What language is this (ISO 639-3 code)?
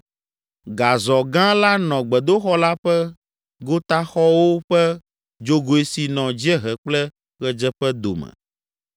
ewe